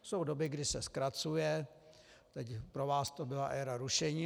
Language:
Czech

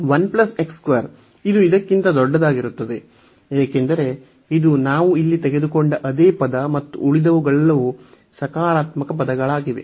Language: Kannada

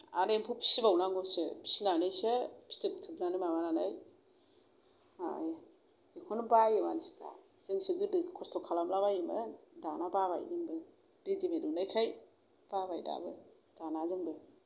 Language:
Bodo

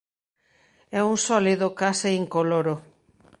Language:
Galician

